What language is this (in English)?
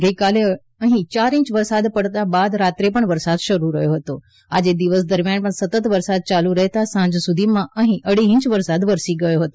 Gujarati